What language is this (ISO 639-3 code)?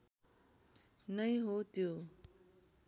nep